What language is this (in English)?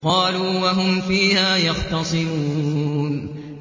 Arabic